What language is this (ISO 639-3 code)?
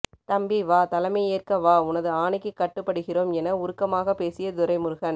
tam